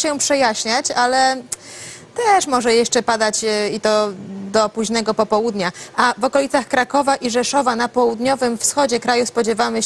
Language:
Polish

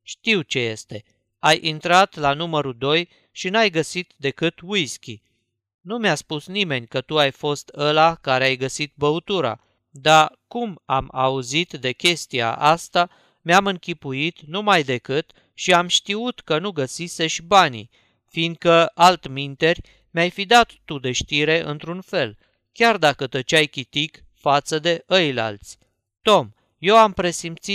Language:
Romanian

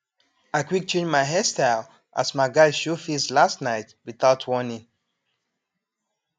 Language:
Nigerian Pidgin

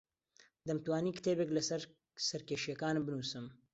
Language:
Central Kurdish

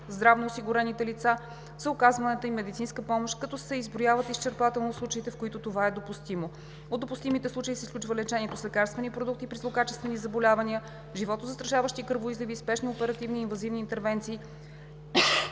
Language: Bulgarian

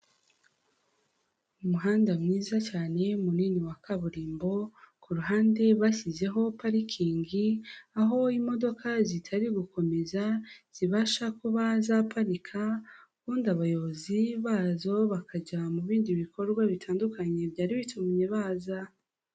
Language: Kinyarwanda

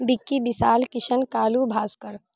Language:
Maithili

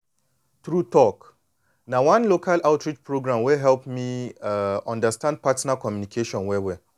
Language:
Nigerian Pidgin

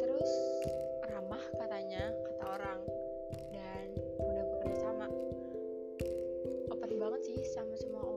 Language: Indonesian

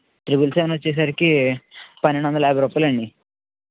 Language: Telugu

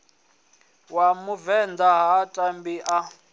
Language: Venda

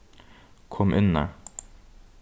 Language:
Faroese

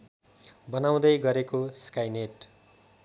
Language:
Nepali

